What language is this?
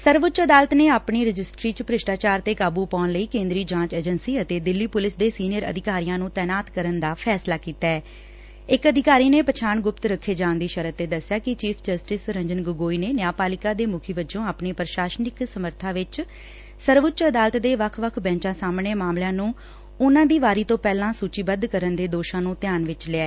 Punjabi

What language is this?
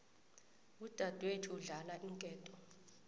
South Ndebele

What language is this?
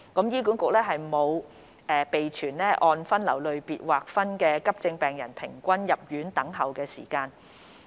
Cantonese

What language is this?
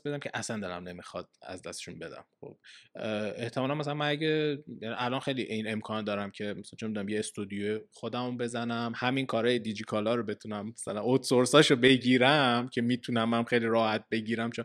Persian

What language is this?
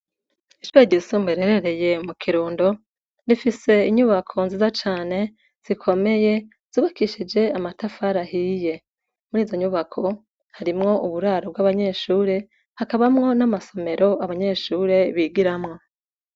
Rundi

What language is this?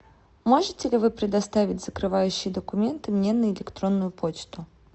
Russian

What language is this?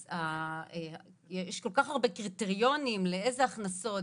Hebrew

